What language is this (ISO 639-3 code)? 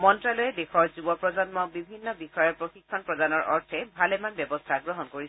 asm